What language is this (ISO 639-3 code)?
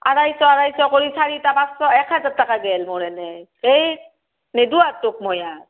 asm